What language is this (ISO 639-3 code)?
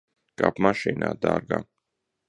lav